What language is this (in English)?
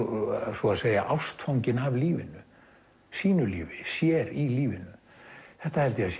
Icelandic